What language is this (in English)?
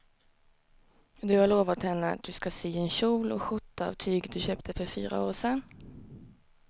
Swedish